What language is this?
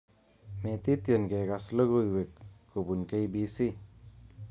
Kalenjin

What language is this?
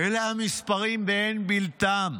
Hebrew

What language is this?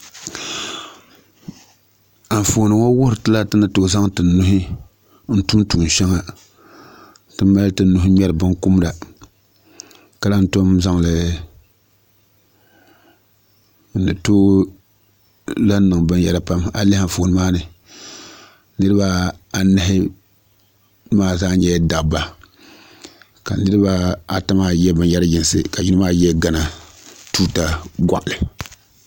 Dagbani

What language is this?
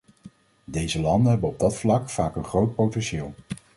Dutch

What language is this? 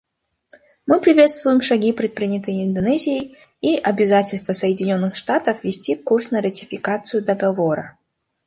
Russian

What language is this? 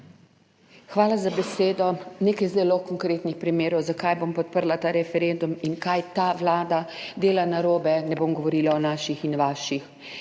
Slovenian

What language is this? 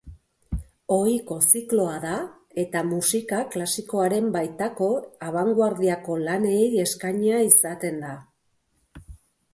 Basque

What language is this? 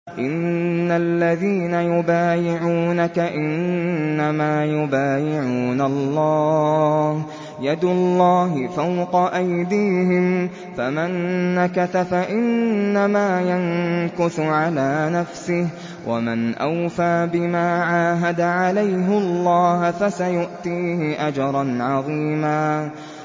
Arabic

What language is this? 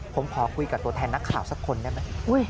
Thai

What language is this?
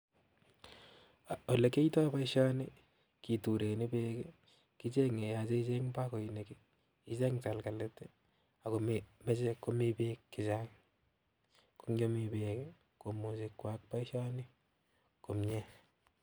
Kalenjin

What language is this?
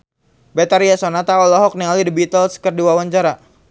Sundanese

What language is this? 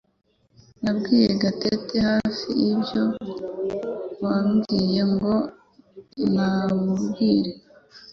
Kinyarwanda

